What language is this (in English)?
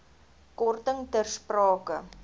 Afrikaans